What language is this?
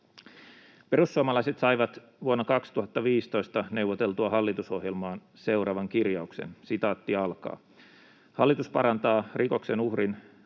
Finnish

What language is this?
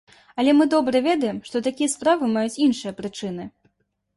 Belarusian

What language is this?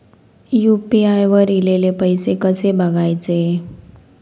Marathi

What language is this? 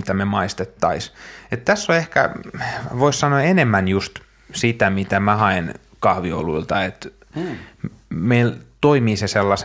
Finnish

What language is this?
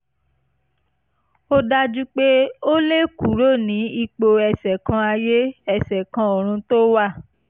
Yoruba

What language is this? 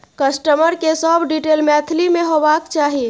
Maithili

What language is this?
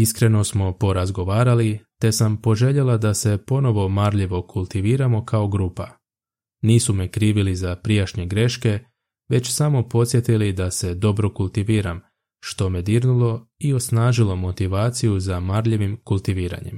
Croatian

